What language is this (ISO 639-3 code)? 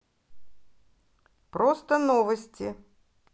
rus